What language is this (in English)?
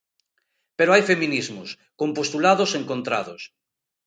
Galician